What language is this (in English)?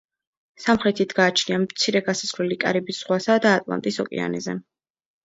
Georgian